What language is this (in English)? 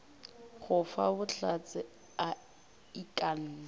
Northern Sotho